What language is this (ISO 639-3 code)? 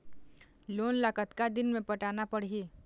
hne